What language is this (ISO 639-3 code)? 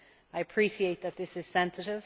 eng